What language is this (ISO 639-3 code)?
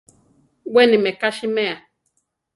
tar